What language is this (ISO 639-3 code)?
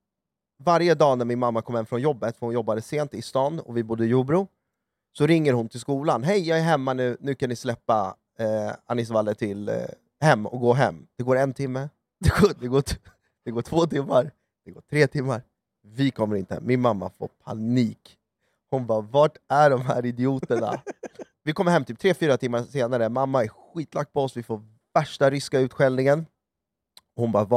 swe